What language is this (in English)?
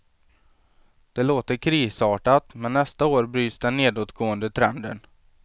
Swedish